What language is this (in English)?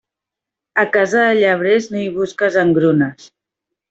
Catalan